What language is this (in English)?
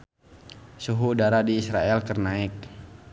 Sundanese